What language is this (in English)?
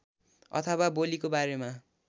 Nepali